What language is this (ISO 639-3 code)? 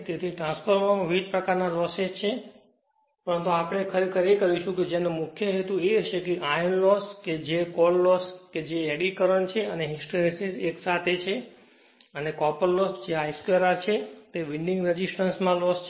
guj